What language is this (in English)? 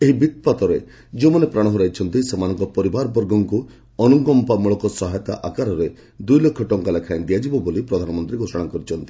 Odia